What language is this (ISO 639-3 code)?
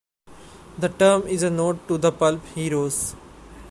eng